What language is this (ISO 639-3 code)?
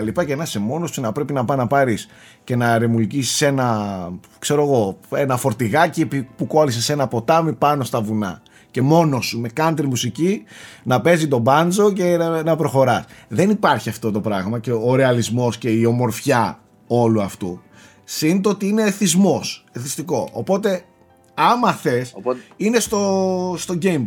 ell